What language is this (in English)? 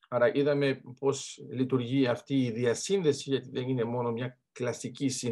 Greek